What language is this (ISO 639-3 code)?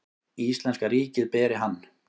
isl